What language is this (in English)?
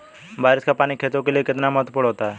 Hindi